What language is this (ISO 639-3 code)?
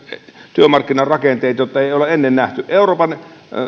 fin